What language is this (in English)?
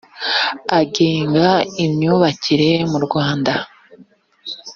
Kinyarwanda